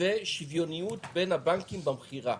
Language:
Hebrew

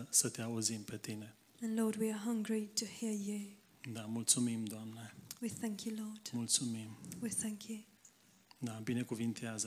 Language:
Romanian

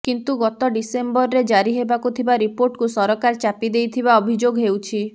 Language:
Odia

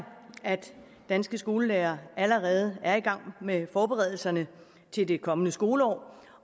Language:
Danish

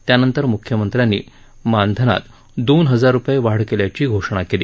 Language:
Marathi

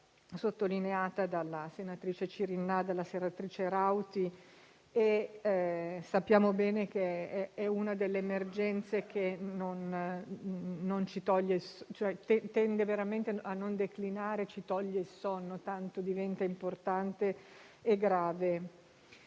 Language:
Italian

